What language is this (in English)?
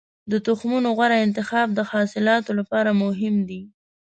Pashto